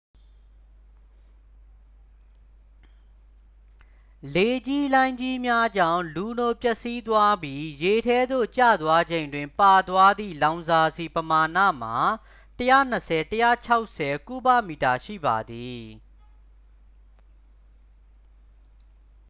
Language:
Burmese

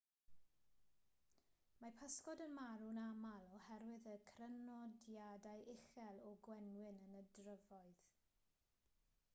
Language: Welsh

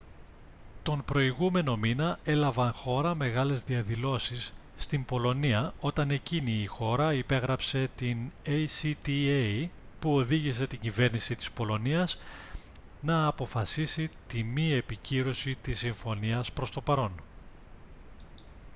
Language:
Greek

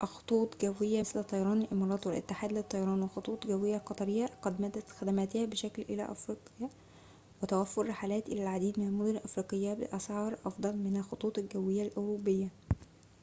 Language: Arabic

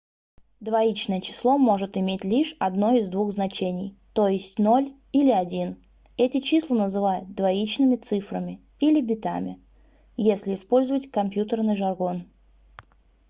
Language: Russian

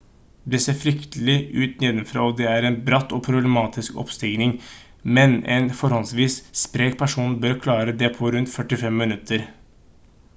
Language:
Norwegian Bokmål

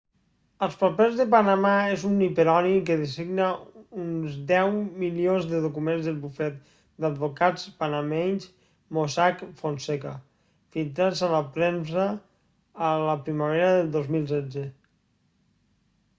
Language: Catalan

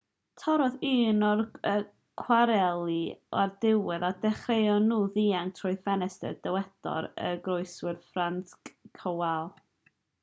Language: Welsh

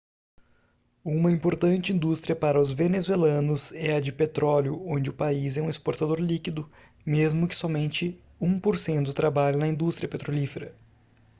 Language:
Portuguese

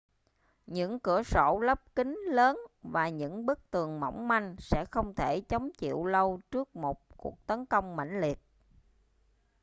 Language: Vietnamese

